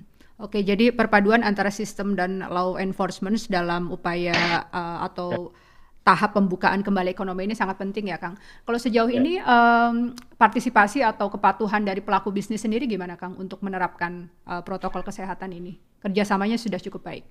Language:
Indonesian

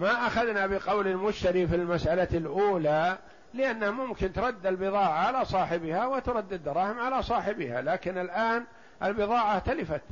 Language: Arabic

